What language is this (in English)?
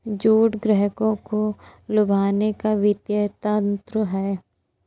Hindi